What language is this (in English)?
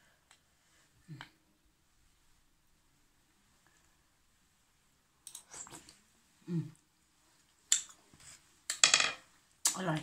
Thai